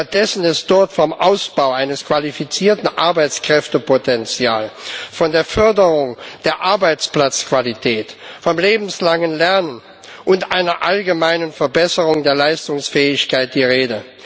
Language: German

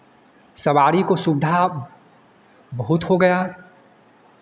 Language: Hindi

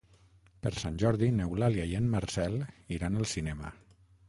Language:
Catalan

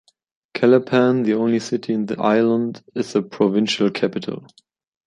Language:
English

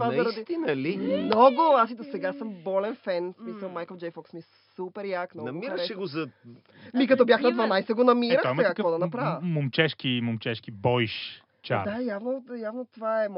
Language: Bulgarian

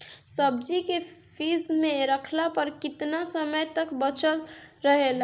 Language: Bhojpuri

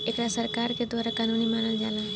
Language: Bhojpuri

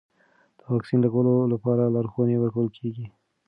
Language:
Pashto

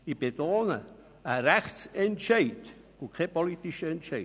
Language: Swiss German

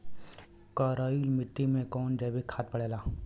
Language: Bhojpuri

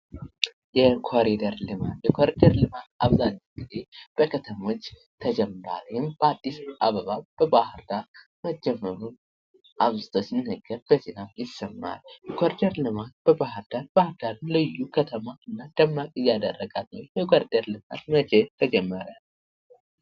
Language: Amharic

